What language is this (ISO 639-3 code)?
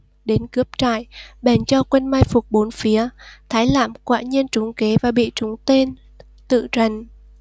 vie